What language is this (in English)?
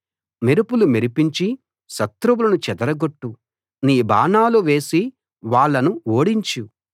Telugu